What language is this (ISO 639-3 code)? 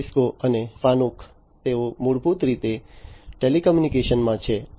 guj